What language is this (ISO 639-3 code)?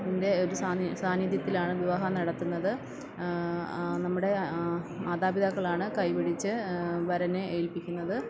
mal